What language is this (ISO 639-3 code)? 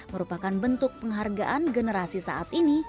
ind